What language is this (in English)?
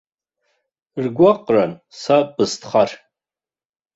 Abkhazian